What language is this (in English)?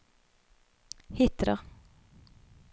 Norwegian